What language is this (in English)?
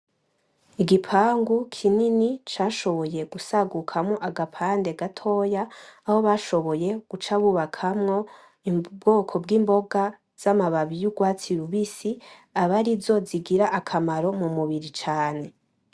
Rundi